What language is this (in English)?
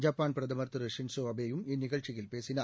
Tamil